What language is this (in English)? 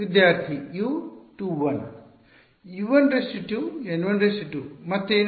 Kannada